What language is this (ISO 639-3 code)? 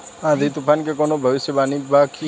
bho